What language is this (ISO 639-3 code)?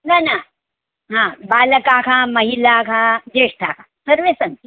san